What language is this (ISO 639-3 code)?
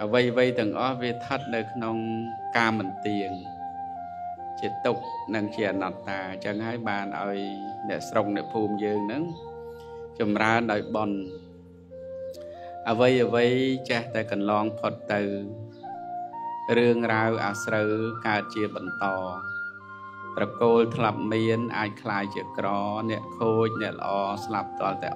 tha